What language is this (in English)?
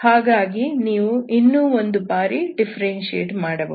Kannada